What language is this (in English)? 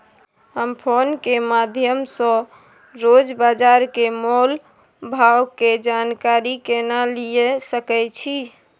Maithili